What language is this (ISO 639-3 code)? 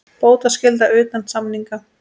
isl